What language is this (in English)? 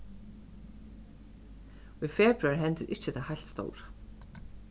Faroese